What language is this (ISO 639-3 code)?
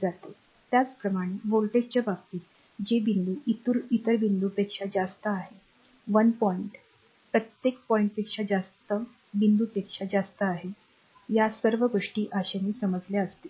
mar